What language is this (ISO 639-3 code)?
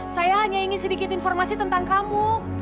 ind